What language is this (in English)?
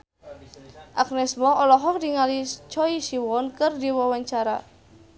Sundanese